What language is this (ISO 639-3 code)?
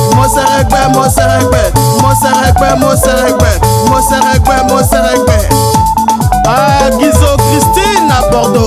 fra